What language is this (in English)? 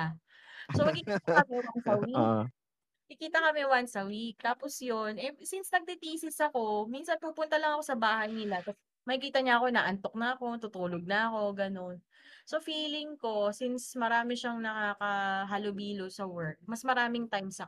Filipino